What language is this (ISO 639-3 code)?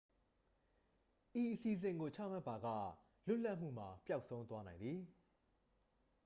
mya